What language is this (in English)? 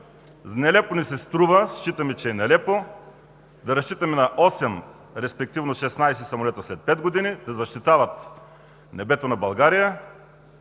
Bulgarian